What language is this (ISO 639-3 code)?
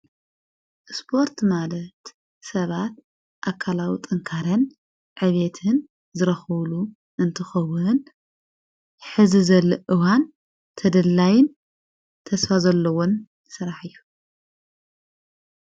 tir